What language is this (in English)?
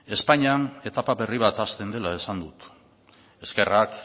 Basque